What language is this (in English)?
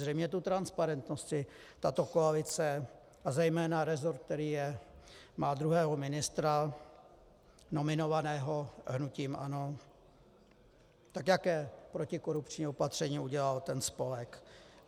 Czech